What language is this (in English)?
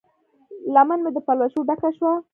Pashto